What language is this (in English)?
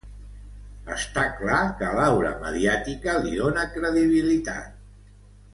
Catalan